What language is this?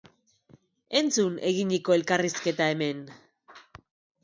Basque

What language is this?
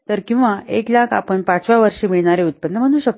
Marathi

